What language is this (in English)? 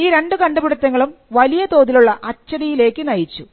Malayalam